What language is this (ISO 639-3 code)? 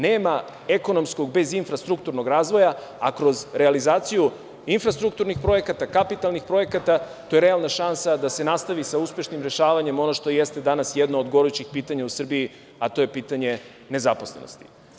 srp